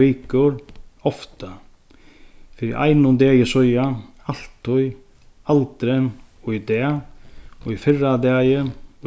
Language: Faroese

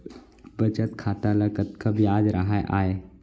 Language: Chhattisgarhi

